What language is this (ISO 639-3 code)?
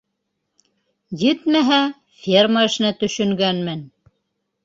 bak